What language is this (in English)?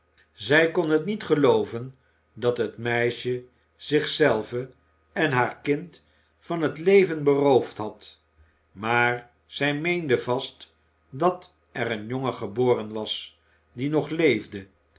Dutch